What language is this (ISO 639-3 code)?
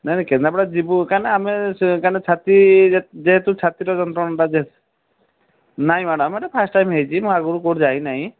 ori